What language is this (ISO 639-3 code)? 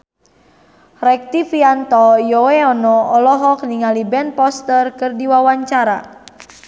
sun